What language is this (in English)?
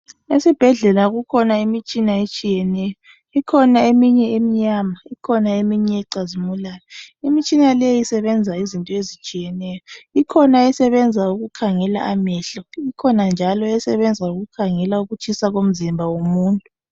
North Ndebele